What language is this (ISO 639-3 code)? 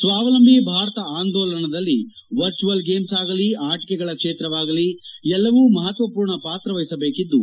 kan